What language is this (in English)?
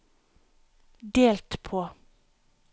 Norwegian